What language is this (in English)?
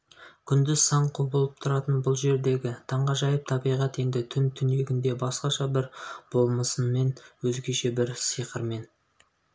Kazakh